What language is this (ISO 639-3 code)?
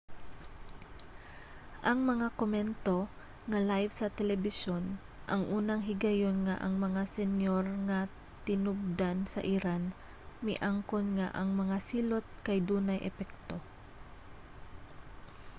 ceb